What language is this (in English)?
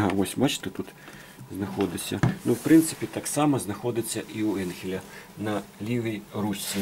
Ukrainian